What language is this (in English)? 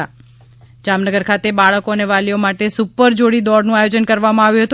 Gujarati